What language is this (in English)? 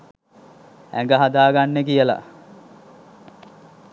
Sinhala